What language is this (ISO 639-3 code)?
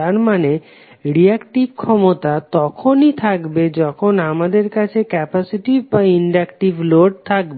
ben